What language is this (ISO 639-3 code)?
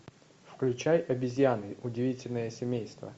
rus